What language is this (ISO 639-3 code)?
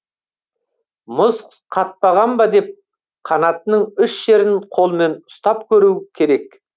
kaz